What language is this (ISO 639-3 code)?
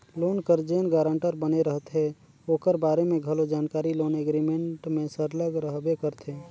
hne